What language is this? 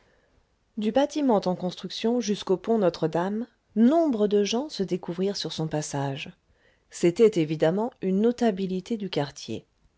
French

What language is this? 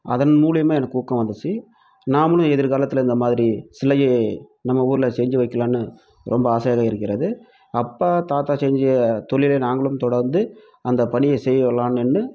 Tamil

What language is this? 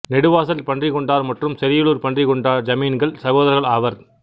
Tamil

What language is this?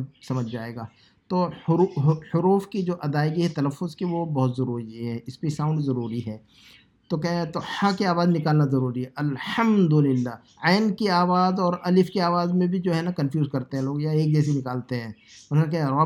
Urdu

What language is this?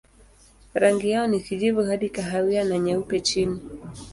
Swahili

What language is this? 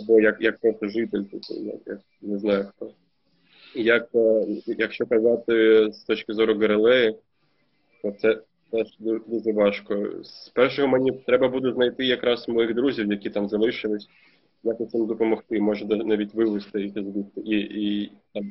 Ukrainian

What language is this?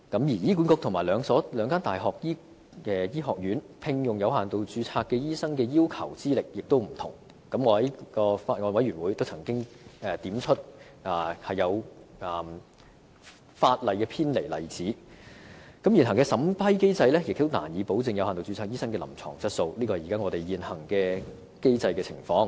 Cantonese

